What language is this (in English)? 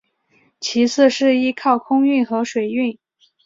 Chinese